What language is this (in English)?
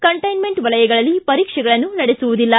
Kannada